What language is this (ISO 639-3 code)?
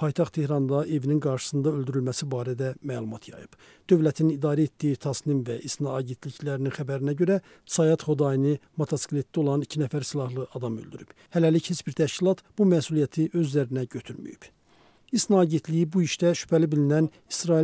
tur